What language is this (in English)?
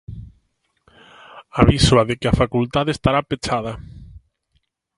Galician